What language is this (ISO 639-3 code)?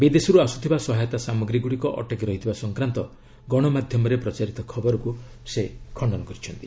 ori